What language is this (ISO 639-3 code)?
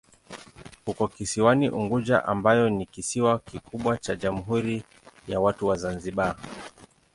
swa